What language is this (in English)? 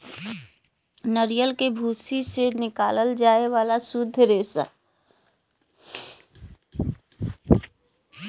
Bhojpuri